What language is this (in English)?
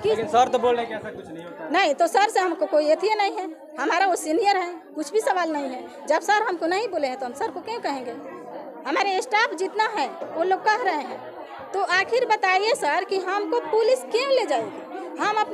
Hindi